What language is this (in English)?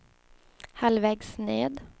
Swedish